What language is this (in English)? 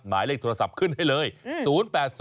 Thai